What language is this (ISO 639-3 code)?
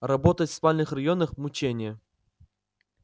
rus